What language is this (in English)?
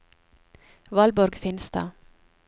Norwegian